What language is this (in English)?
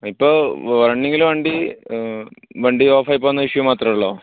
Malayalam